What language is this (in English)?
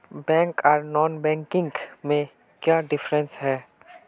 Magahi